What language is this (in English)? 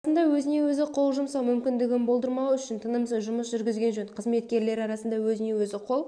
Kazakh